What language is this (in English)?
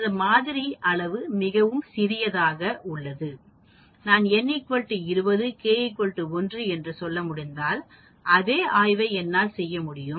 Tamil